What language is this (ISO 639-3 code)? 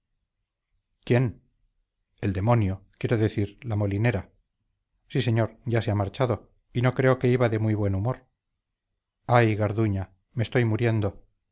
spa